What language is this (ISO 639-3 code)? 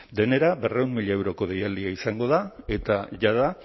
eus